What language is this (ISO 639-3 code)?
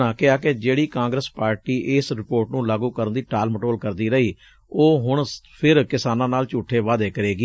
pan